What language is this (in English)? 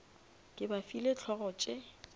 Northern Sotho